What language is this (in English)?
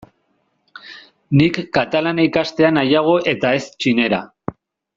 Basque